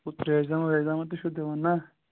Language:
Kashmiri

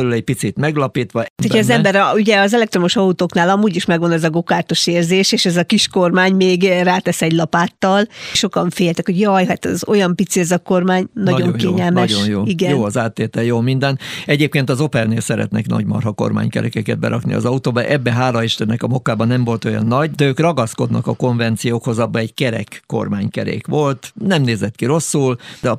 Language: Hungarian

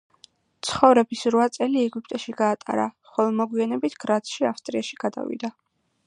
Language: Georgian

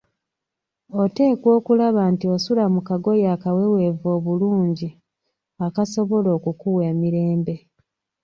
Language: Ganda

